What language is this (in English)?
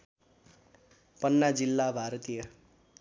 Nepali